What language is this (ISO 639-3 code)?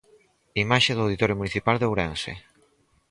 glg